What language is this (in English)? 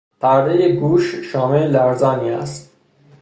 Persian